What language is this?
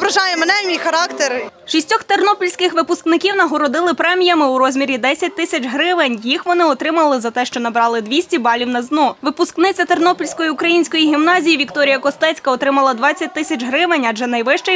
Ukrainian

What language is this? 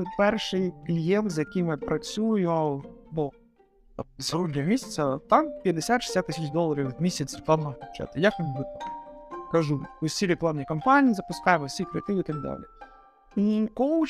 Ukrainian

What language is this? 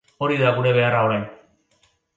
Basque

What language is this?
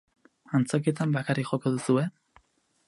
Basque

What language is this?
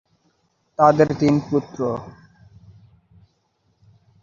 Bangla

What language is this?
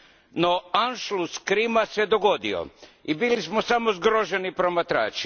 Croatian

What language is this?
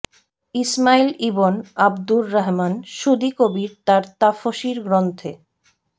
Bangla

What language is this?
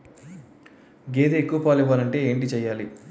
Telugu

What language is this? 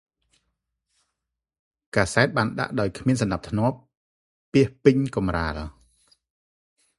Khmer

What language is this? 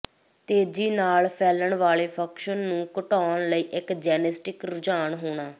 Punjabi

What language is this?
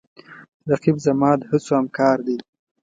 Pashto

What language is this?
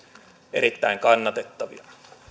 Finnish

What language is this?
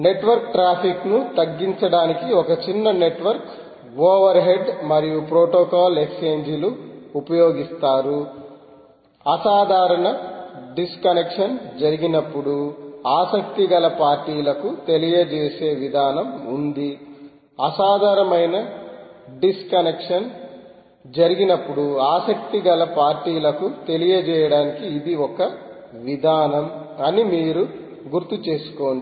Telugu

